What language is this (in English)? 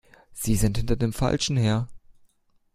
German